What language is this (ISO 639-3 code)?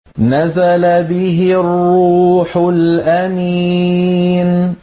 ara